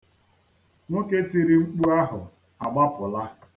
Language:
Igbo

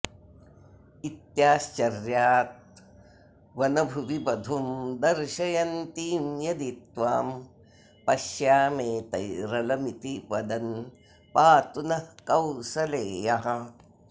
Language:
Sanskrit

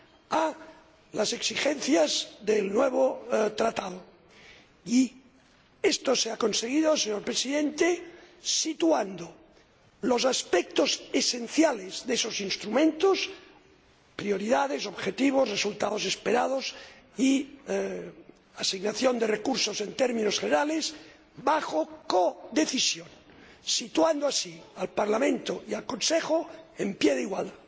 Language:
Spanish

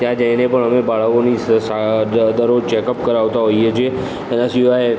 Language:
Gujarati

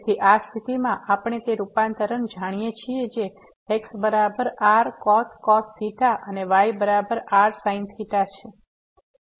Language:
Gujarati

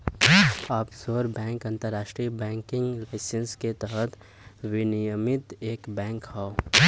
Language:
Bhojpuri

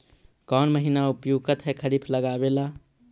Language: Magahi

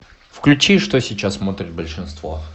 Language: Russian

